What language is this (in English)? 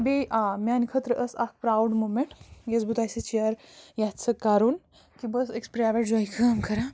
Kashmiri